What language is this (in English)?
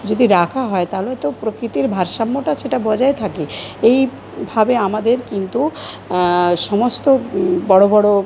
Bangla